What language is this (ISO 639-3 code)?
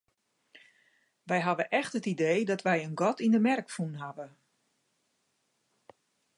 fry